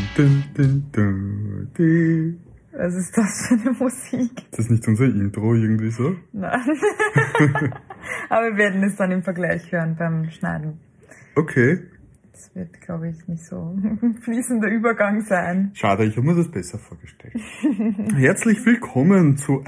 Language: German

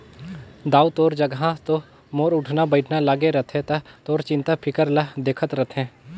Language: Chhattisgarhi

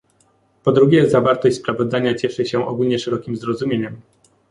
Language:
Polish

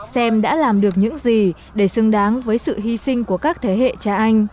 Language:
Vietnamese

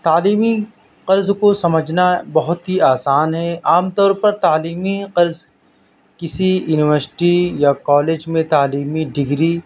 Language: Urdu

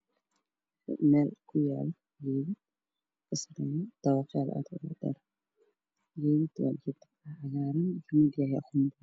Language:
Somali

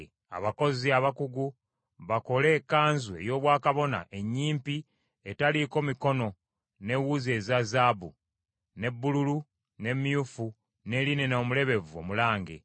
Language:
Ganda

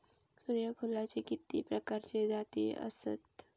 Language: Marathi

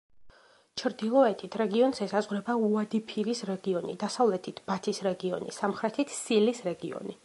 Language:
Georgian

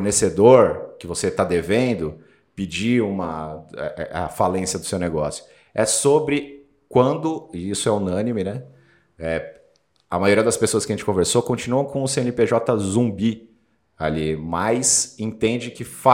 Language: Portuguese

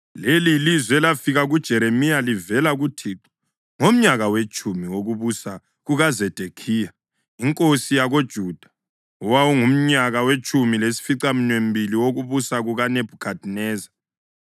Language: North Ndebele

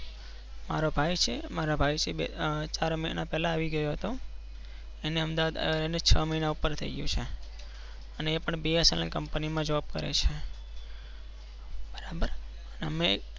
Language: Gujarati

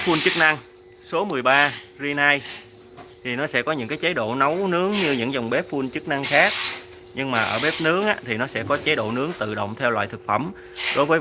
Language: Vietnamese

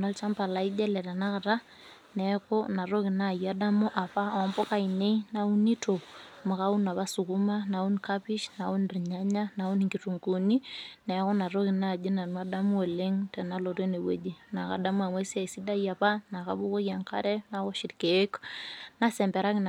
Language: Masai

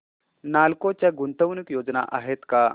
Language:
Marathi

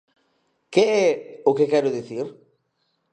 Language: Galician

